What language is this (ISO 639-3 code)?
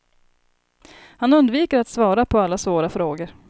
swe